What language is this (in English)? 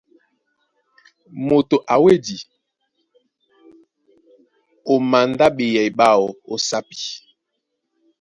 Duala